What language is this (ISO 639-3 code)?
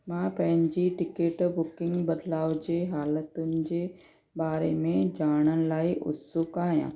snd